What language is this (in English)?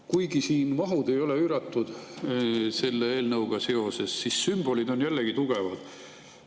Estonian